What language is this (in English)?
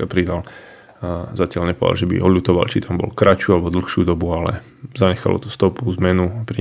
Slovak